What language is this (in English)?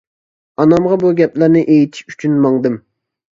Uyghur